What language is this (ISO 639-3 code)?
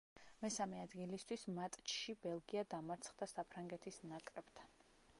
kat